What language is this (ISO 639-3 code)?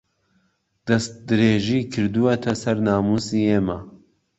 ckb